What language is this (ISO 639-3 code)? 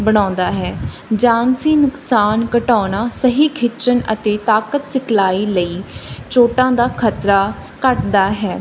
pan